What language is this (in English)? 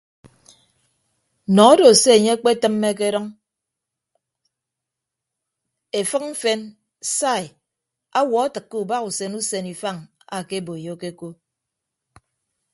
Ibibio